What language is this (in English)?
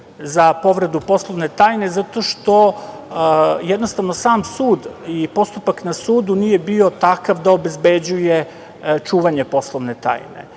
Serbian